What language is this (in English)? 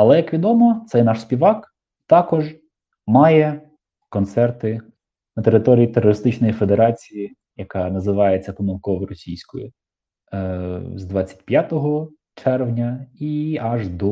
Ukrainian